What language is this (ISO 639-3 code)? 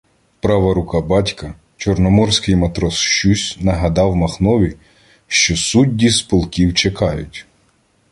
ukr